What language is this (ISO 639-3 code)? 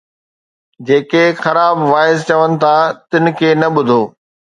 snd